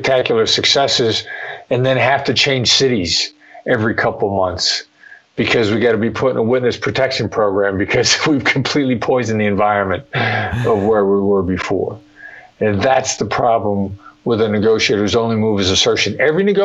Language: English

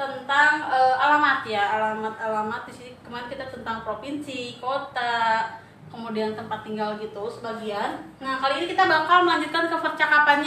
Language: Indonesian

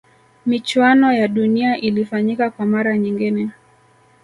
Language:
Swahili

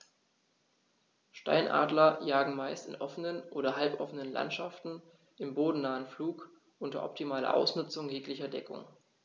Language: German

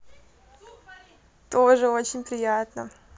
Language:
Russian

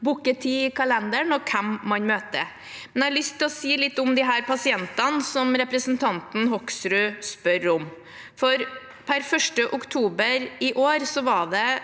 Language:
Norwegian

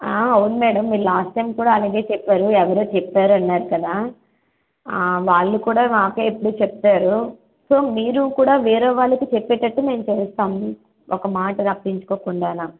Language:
Telugu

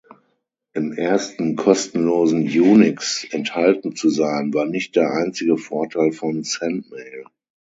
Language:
German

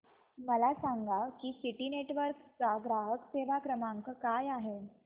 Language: Marathi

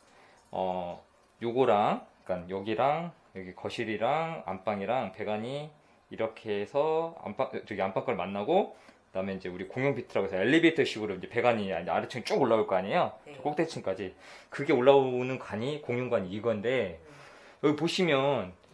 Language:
Korean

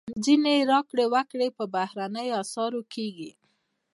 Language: Pashto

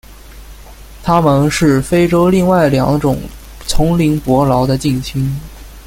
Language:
Chinese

